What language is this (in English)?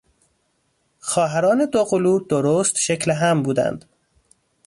Persian